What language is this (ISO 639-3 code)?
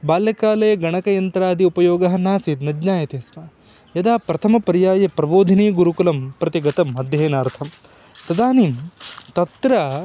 san